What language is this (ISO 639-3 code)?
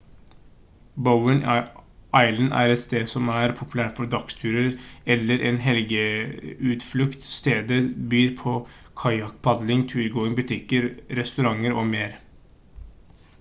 nob